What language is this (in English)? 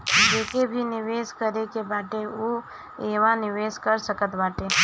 Bhojpuri